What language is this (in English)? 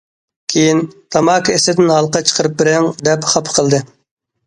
Uyghur